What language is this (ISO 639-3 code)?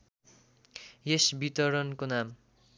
nep